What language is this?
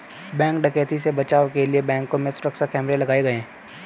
Hindi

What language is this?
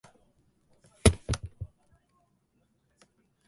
Japanese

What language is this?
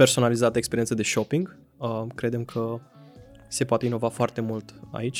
Romanian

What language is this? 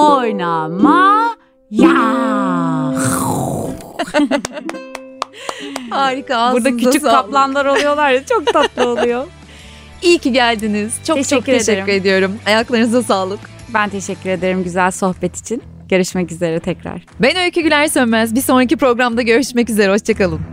Turkish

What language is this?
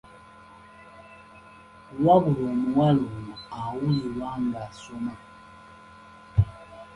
Ganda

